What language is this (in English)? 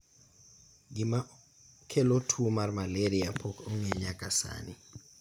Luo (Kenya and Tanzania)